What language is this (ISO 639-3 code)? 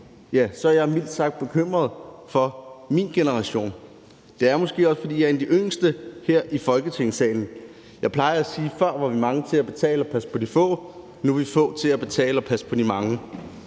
dan